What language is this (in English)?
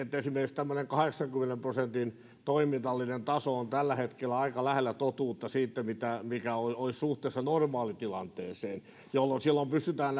Finnish